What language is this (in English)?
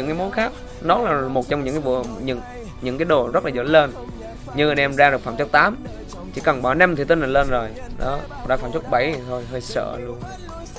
Vietnamese